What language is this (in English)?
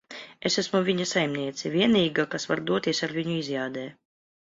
Latvian